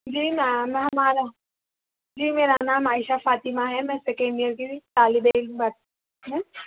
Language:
Urdu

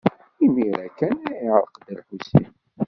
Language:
Kabyle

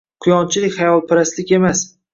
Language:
Uzbek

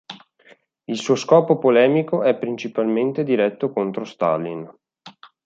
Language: Italian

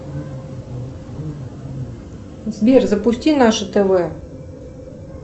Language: Russian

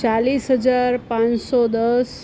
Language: Gujarati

